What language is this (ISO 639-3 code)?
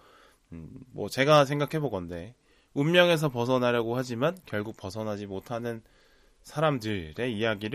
kor